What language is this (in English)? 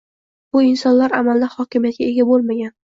Uzbek